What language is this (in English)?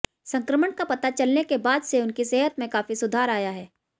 Hindi